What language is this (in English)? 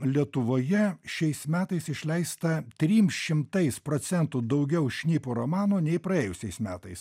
Lithuanian